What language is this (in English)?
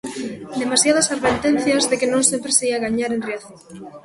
Galician